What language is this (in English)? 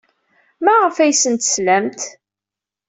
Kabyle